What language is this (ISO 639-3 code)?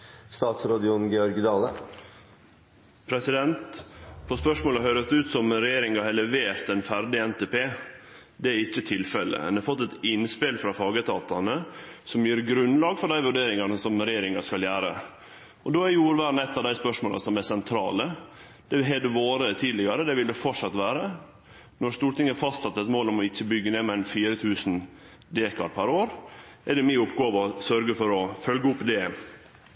nno